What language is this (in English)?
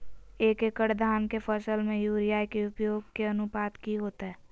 Magahi